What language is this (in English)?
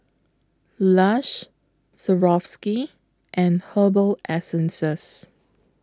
English